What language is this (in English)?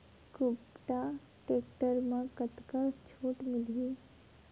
Chhattisgarhi